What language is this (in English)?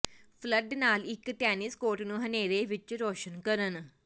Punjabi